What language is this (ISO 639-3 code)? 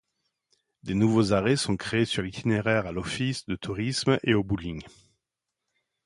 fra